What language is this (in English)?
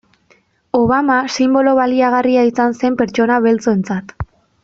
Basque